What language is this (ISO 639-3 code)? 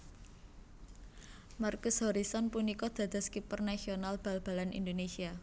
jav